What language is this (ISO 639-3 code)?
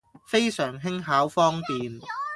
yue